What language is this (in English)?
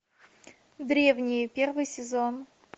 Russian